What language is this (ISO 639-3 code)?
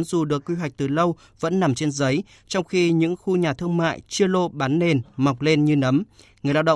vie